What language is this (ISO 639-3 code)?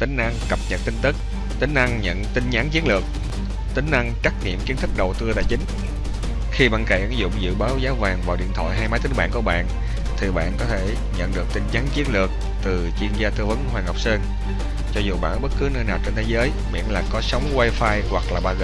vie